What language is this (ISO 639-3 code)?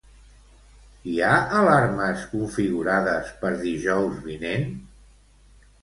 cat